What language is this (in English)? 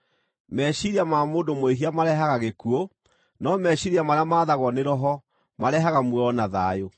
Kikuyu